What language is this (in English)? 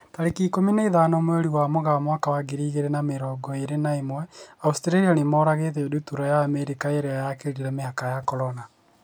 Kikuyu